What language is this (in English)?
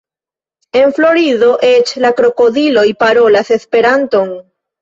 Esperanto